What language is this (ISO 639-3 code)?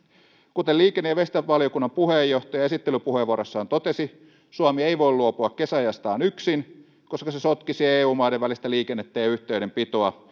fin